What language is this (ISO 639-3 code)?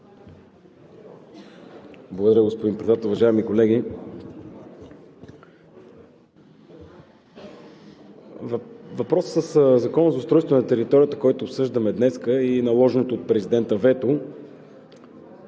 bul